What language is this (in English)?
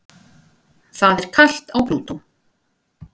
Icelandic